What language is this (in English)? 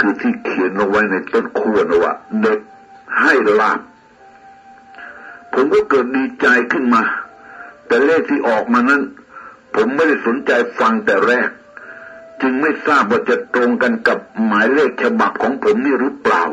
Thai